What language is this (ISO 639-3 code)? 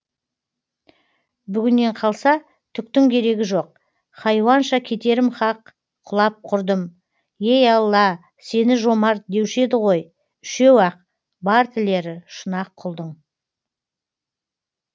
kaz